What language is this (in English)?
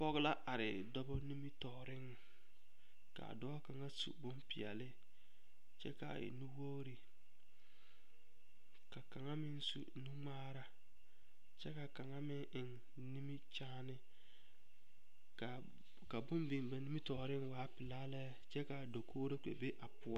Southern Dagaare